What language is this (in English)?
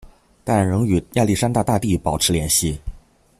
Chinese